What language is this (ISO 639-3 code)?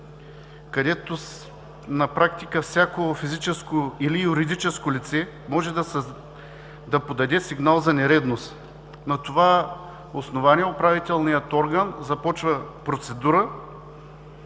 bul